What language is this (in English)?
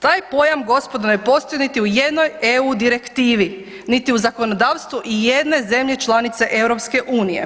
Croatian